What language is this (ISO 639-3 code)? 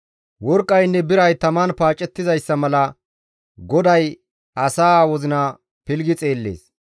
gmv